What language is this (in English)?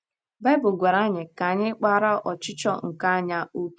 Igbo